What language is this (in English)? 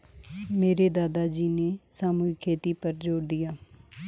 Hindi